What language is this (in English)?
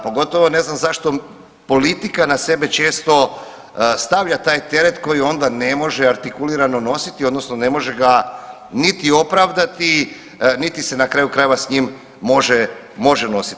Croatian